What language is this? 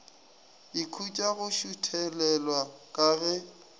Northern Sotho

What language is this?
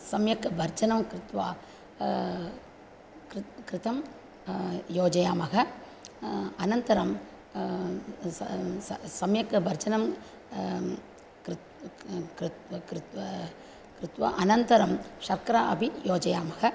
Sanskrit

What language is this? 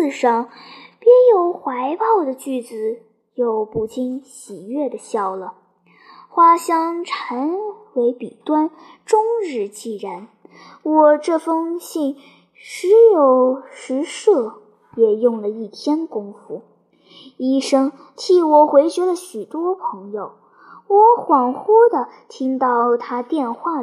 Chinese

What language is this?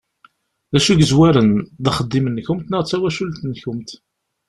Kabyle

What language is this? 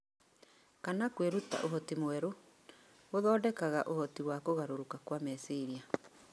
Kikuyu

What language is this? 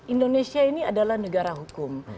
Indonesian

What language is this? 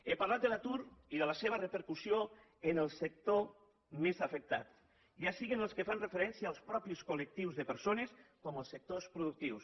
Catalan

